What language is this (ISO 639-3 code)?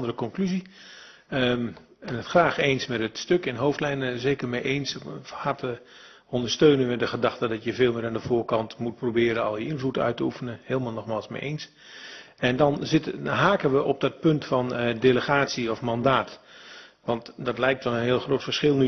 nld